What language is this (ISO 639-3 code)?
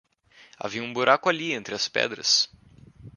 por